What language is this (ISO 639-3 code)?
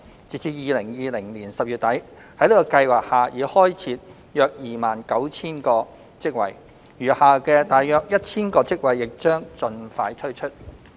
yue